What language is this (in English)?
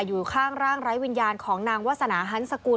Thai